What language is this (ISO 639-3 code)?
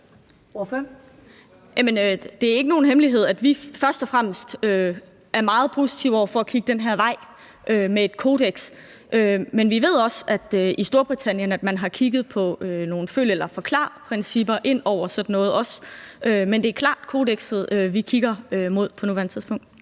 dan